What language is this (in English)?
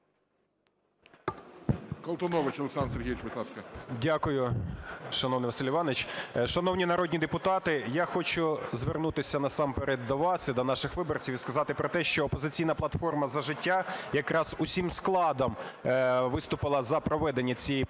Ukrainian